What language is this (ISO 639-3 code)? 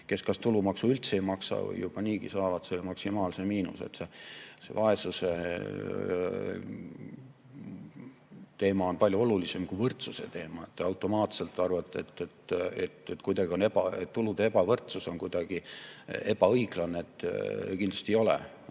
est